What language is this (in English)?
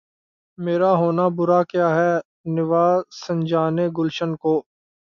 Urdu